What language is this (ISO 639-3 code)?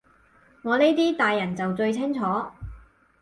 yue